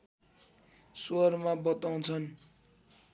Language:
Nepali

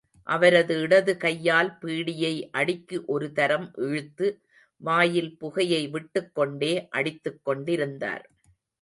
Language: Tamil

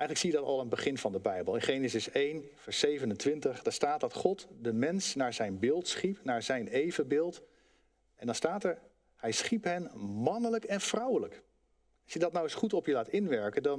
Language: Dutch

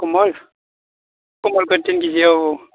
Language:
Bodo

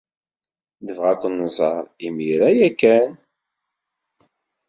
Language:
Kabyle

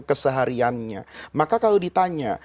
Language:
Indonesian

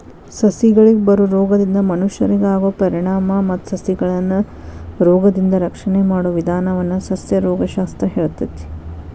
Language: Kannada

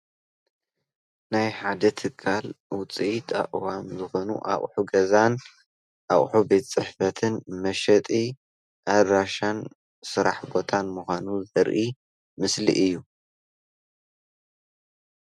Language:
Tigrinya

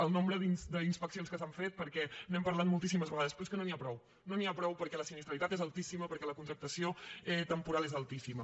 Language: Catalan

